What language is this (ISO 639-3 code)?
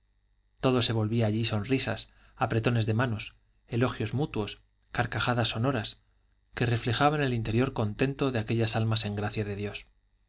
spa